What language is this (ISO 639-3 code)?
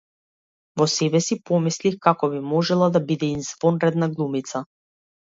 mkd